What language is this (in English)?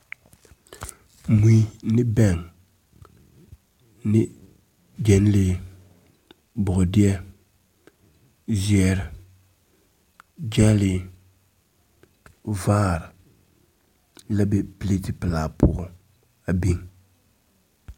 Southern Dagaare